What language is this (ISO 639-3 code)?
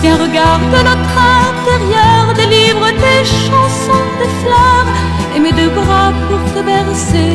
fra